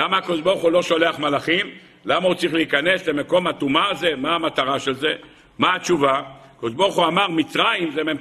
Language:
Hebrew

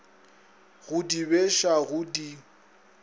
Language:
Northern Sotho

